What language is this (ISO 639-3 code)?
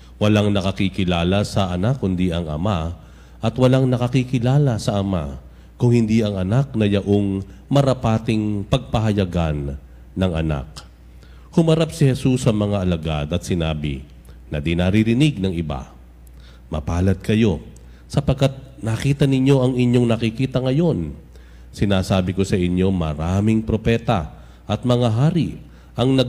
fil